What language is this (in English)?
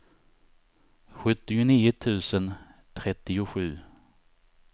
Swedish